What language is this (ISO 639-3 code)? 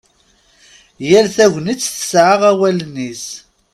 kab